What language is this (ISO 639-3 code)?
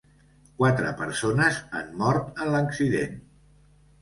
cat